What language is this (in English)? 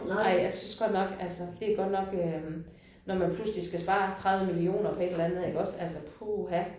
Danish